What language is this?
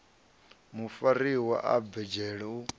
Venda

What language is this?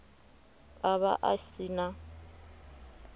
Venda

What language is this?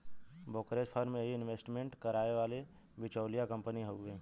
Bhojpuri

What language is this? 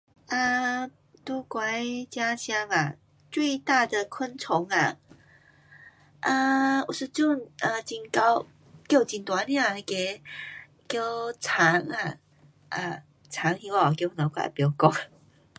Pu-Xian Chinese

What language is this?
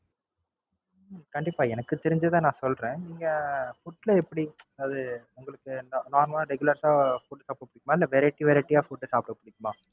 Tamil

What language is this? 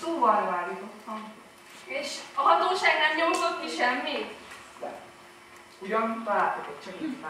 Hungarian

